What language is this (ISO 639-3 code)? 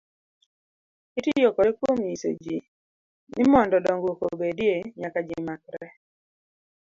luo